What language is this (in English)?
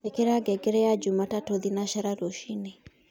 Kikuyu